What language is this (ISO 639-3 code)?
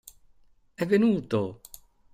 ita